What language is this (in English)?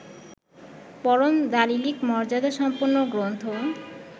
Bangla